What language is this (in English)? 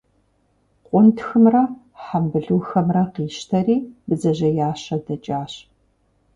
Kabardian